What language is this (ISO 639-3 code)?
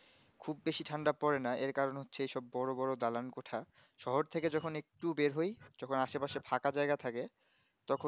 ben